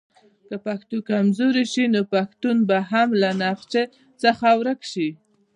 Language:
Pashto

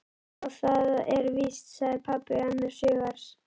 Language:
Icelandic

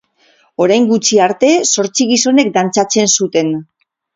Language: Basque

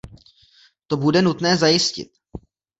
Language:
Czech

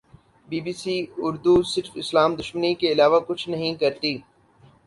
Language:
Urdu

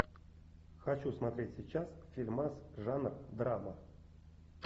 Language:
Russian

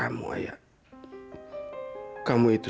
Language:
Indonesian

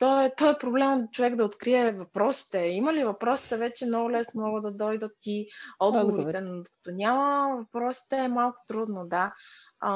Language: Bulgarian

